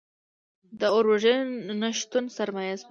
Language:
Pashto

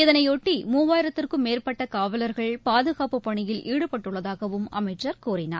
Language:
Tamil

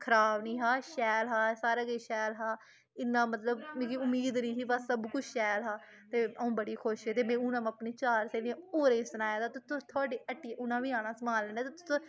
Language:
Dogri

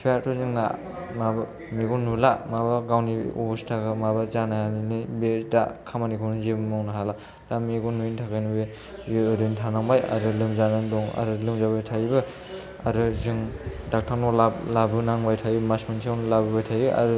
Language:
Bodo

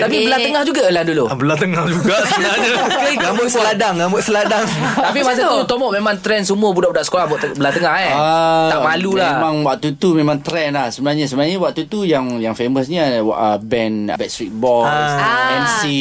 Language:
Malay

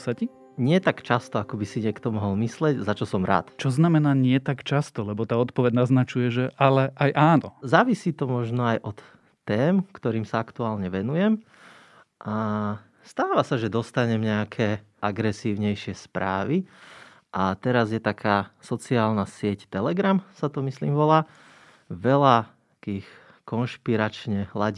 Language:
Slovak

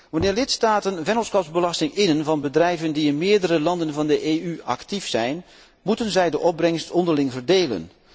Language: Dutch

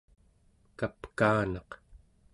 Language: Central Yupik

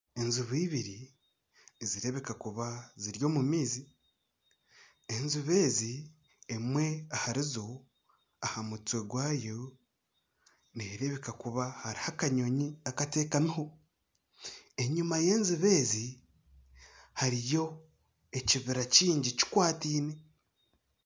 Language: Nyankole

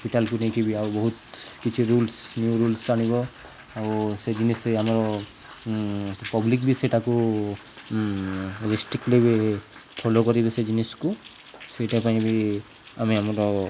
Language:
Odia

